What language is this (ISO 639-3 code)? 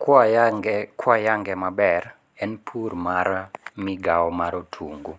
luo